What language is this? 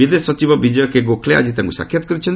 Odia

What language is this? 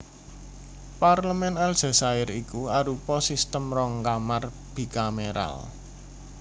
Javanese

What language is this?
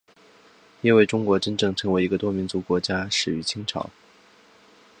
Chinese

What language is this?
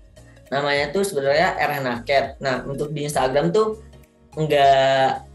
Indonesian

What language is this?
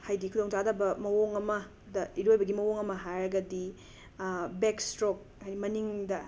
Manipuri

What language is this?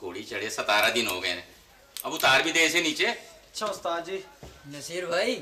Hindi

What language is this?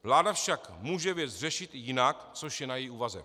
Czech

